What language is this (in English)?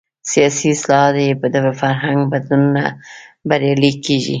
Pashto